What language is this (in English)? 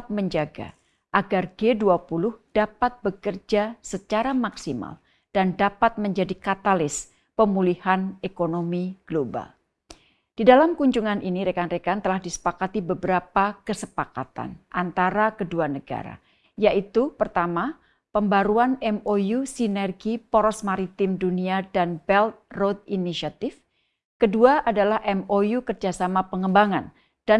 Indonesian